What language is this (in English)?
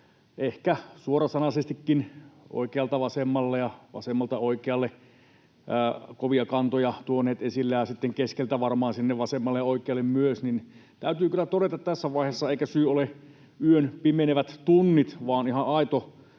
Finnish